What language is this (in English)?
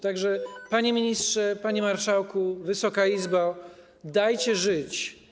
Polish